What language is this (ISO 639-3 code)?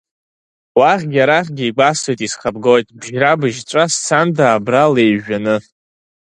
abk